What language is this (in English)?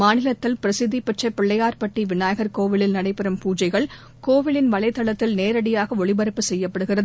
Tamil